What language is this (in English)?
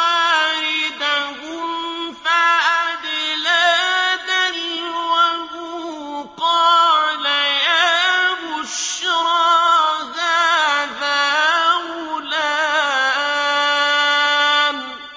Arabic